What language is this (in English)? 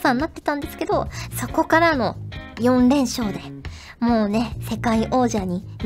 Japanese